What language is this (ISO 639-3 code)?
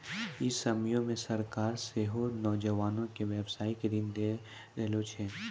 mai